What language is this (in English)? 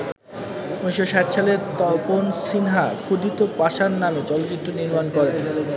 Bangla